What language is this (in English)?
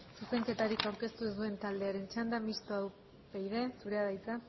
Basque